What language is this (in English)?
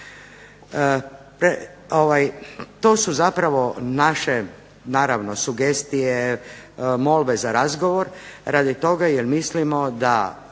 Croatian